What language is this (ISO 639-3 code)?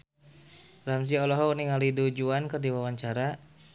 sun